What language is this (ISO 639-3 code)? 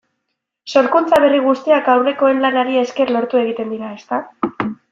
eus